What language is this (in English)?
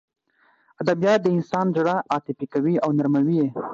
Pashto